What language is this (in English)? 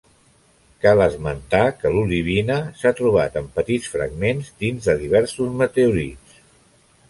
Catalan